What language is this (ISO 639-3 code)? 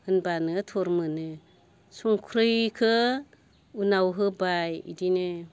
brx